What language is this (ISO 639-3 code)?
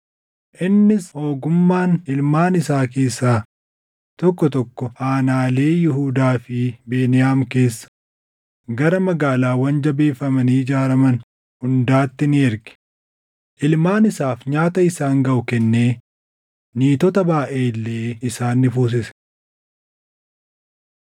orm